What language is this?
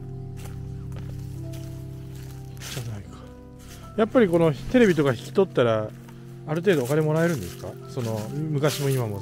Japanese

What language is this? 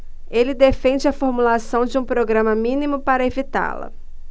Portuguese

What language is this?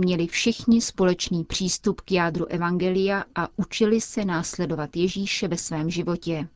Czech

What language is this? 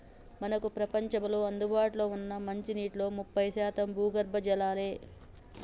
Telugu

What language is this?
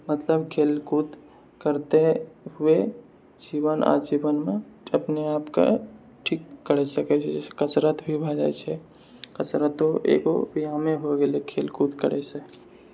Maithili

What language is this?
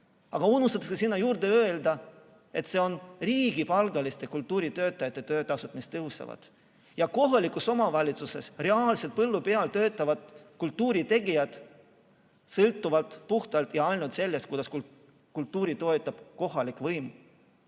Estonian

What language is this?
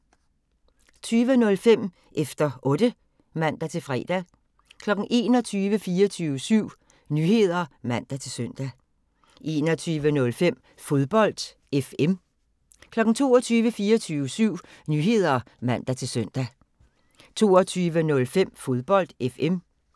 Danish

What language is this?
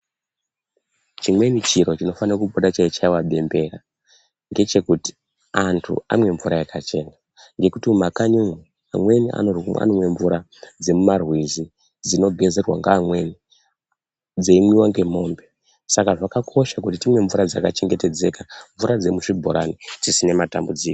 Ndau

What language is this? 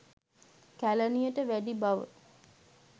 Sinhala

